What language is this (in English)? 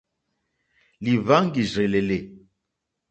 Mokpwe